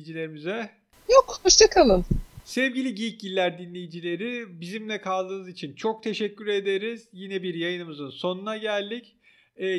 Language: Turkish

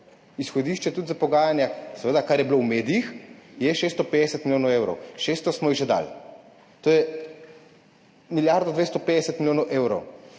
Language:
Slovenian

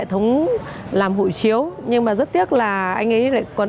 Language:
Vietnamese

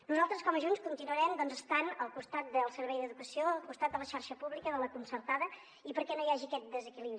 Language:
Catalan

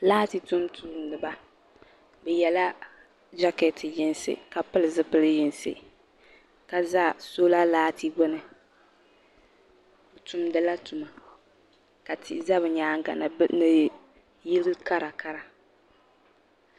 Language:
Dagbani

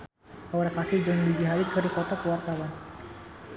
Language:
Sundanese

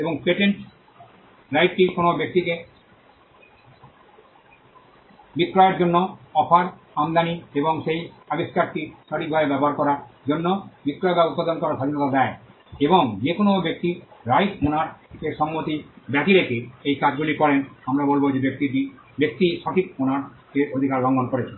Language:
Bangla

